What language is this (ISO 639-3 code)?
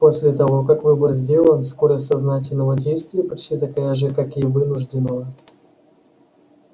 rus